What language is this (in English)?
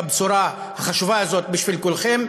Hebrew